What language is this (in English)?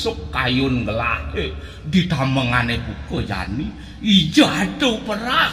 Indonesian